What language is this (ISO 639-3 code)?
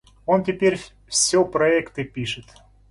rus